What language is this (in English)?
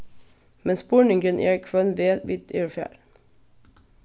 Faroese